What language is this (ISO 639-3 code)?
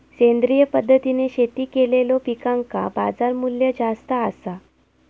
mar